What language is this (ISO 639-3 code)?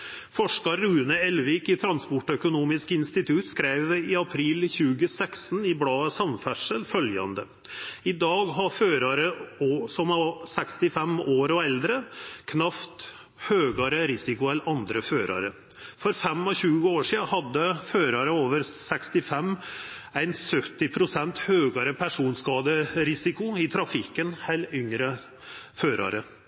nno